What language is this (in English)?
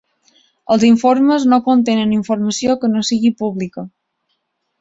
Catalan